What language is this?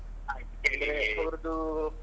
Kannada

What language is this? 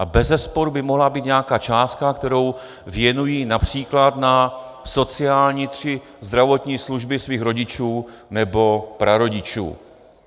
Czech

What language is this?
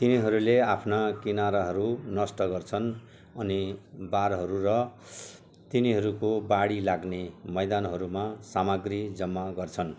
Nepali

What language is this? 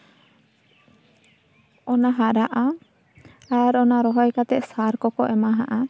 Santali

